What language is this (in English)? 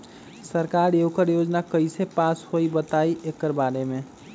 Magahi